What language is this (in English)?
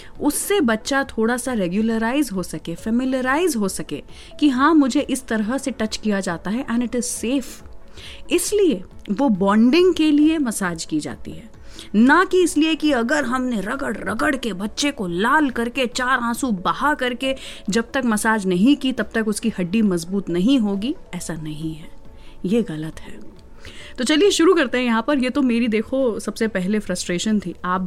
Hindi